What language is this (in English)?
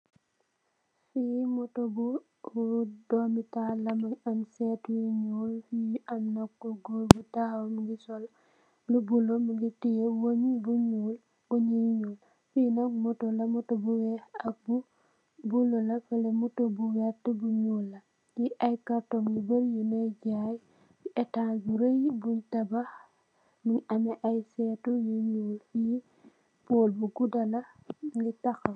Wolof